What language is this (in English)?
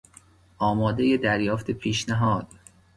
Persian